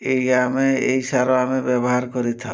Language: Odia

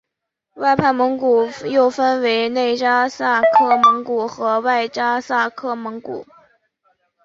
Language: Chinese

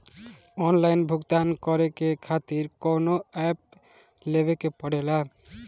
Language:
Bhojpuri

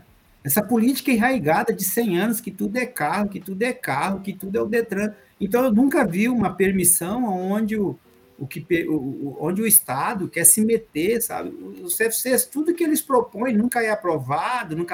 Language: Portuguese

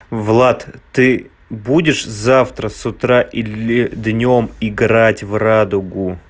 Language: Russian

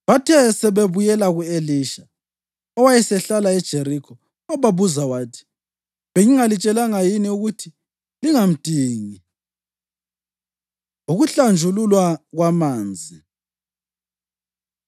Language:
North Ndebele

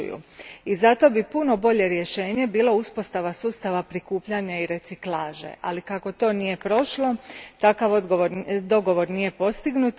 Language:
Croatian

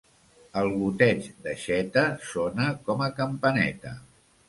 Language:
Catalan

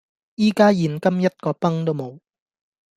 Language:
Cantonese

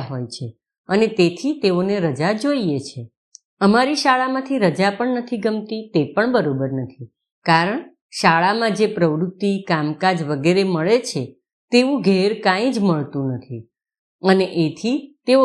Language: Gujarati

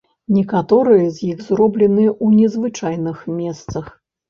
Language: Belarusian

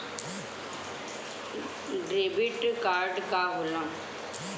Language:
Bhojpuri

